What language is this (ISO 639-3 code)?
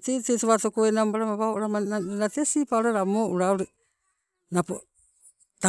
nco